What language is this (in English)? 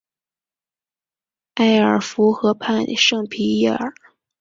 Chinese